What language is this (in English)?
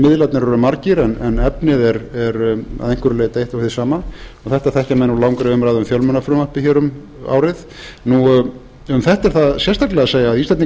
Icelandic